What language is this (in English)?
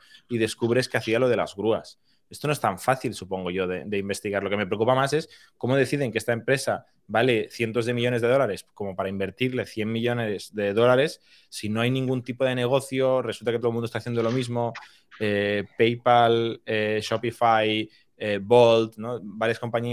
Spanish